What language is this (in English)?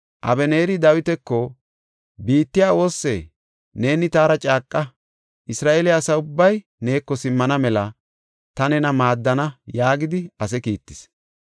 Gofa